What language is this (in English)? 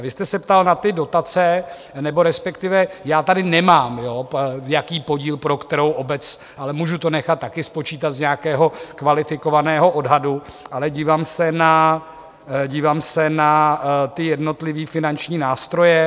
Czech